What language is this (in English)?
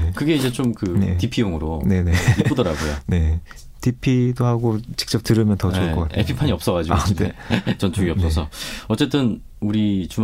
Korean